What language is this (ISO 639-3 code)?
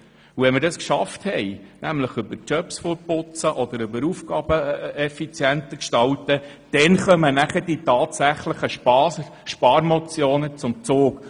gsw